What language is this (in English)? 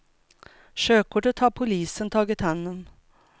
Swedish